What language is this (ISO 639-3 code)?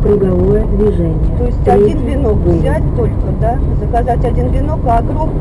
rus